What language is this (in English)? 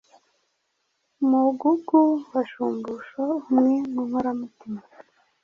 Kinyarwanda